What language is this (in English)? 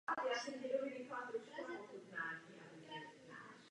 Czech